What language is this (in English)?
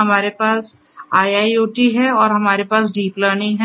Hindi